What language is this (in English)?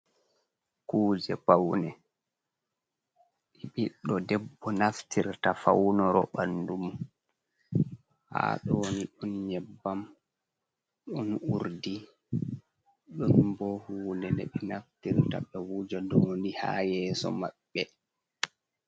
Fula